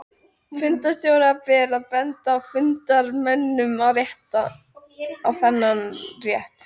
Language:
Icelandic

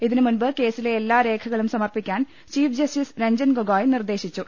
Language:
Malayalam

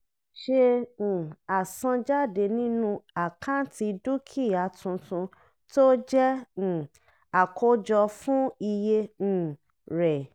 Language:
Yoruba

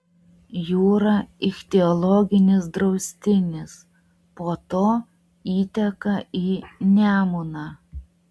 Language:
Lithuanian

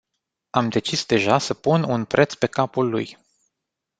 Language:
Romanian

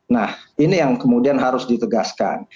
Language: Indonesian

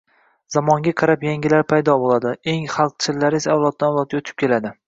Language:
Uzbek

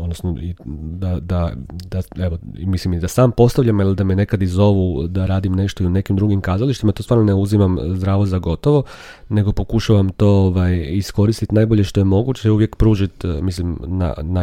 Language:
Croatian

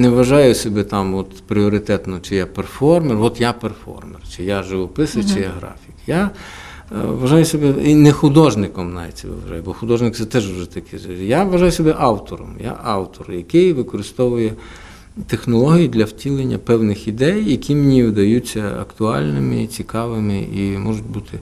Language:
Ukrainian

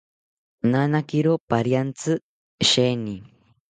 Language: South Ucayali Ashéninka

